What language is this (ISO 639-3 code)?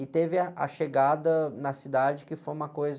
por